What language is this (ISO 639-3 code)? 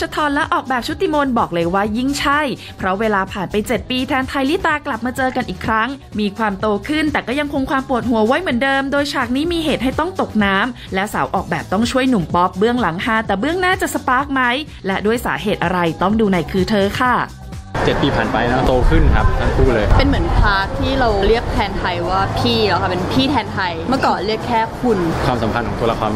tha